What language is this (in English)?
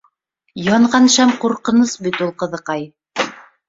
Bashkir